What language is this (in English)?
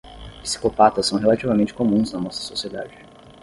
Portuguese